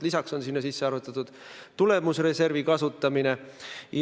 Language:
Estonian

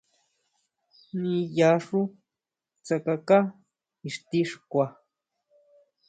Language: Huautla Mazatec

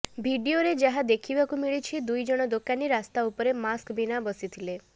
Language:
Odia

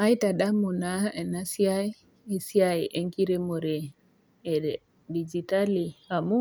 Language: Masai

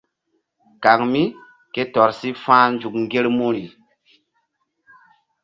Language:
Mbum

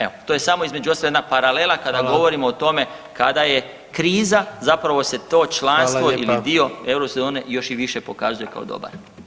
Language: Croatian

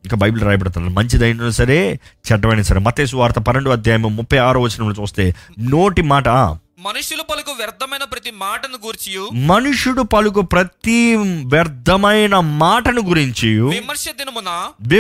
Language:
Telugu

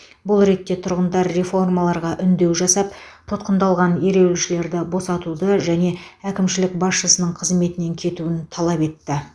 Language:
Kazakh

